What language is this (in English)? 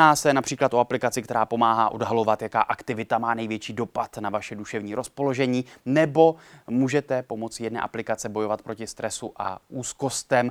Czech